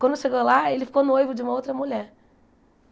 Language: Portuguese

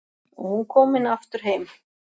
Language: Icelandic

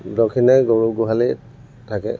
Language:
Assamese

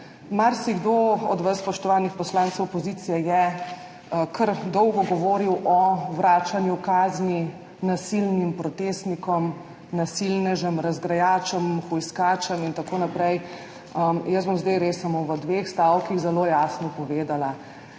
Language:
Slovenian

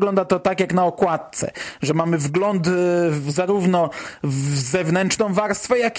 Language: Polish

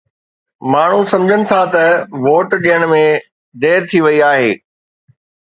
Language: Sindhi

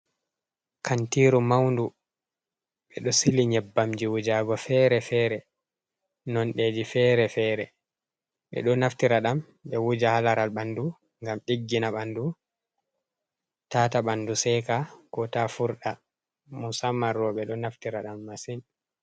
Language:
Fula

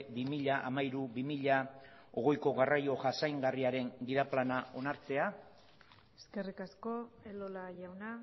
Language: Basque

